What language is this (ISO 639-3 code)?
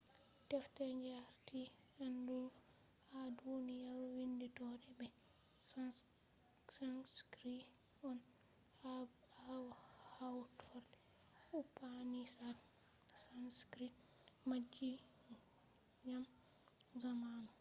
ful